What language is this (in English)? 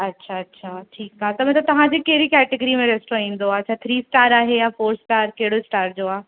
Sindhi